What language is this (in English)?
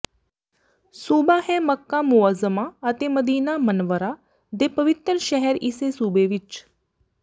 Punjabi